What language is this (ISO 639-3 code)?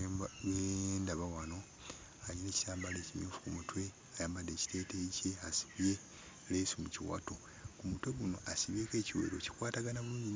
lug